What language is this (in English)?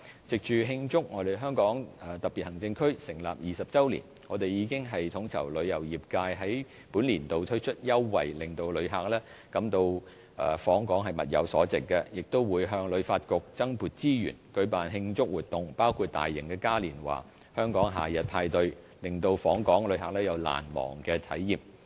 Cantonese